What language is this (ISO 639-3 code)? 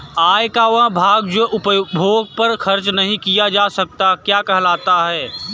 hin